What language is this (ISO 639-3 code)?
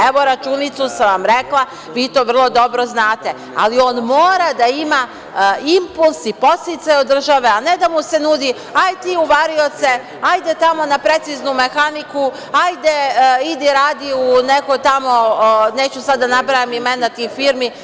srp